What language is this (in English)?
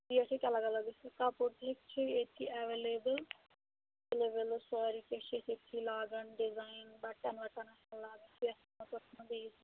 Kashmiri